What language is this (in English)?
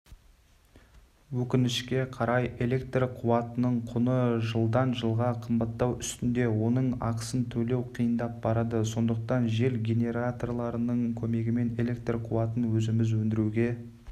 Kazakh